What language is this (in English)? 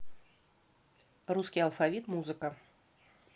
Russian